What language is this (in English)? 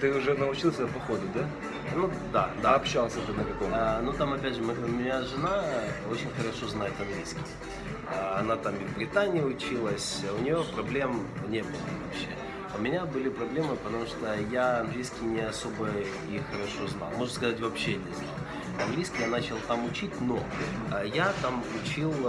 Russian